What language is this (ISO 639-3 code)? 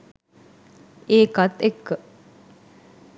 sin